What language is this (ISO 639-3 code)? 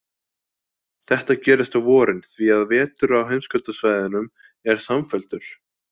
isl